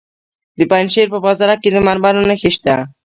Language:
Pashto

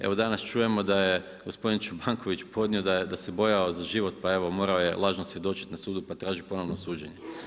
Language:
Croatian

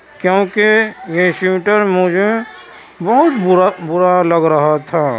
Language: Urdu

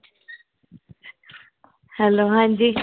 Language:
Dogri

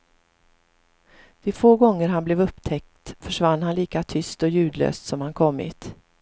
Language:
Swedish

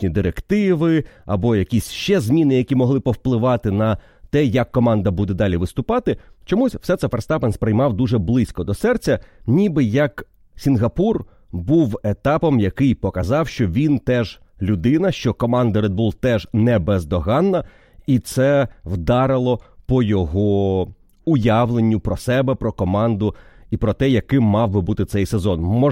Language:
Ukrainian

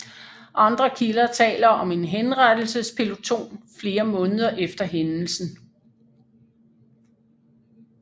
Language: Danish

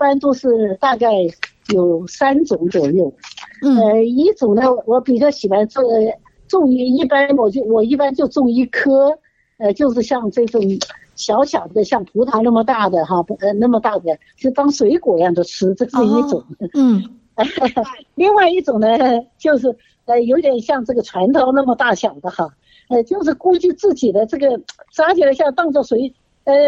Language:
Chinese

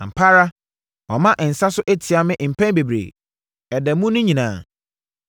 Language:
Akan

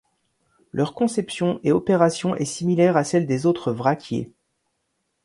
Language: French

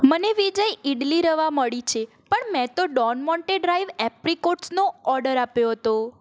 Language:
Gujarati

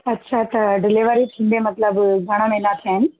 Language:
Sindhi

